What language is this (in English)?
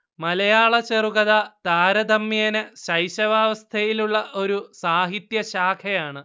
Malayalam